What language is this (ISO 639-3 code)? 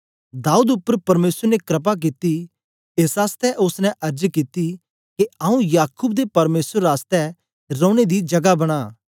doi